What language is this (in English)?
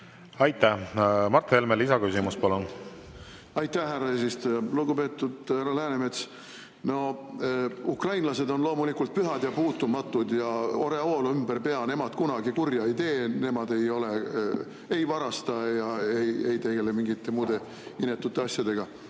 Estonian